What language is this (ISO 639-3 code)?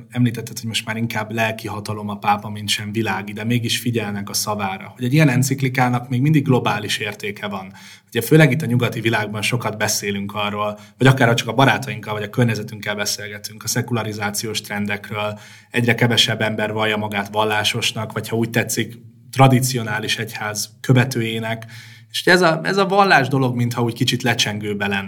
hun